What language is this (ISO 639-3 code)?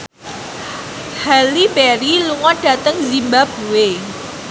jav